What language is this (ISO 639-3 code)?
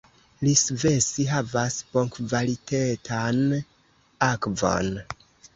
epo